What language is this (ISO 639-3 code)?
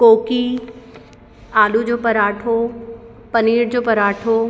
snd